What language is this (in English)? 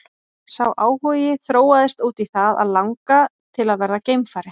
Icelandic